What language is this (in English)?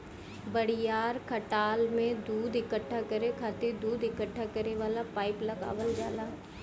Bhojpuri